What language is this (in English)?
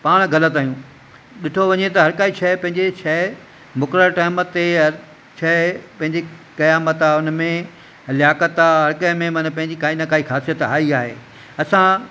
Sindhi